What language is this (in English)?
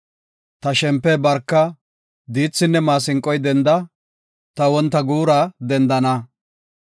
Gofa